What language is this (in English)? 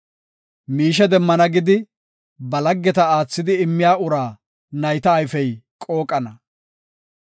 Gofa